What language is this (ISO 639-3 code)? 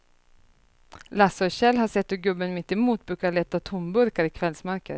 swe